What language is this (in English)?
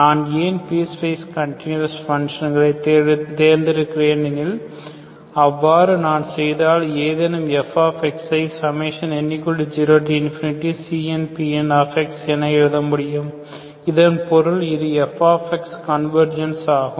Tamil